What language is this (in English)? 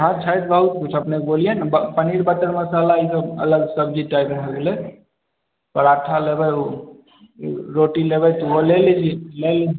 Maithili